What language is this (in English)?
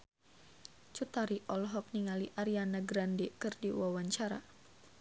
Sundanese